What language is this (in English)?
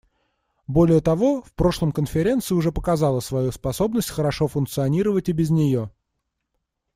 Russian